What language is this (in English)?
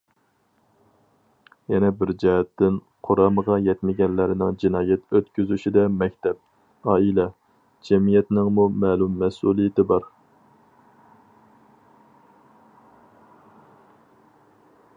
Uyghur